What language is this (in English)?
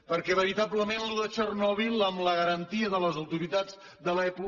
Catalan